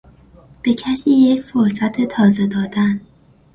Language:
Persian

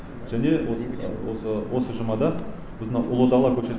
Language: Kazakh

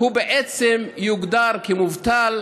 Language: Hebrew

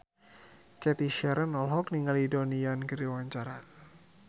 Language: Sundanese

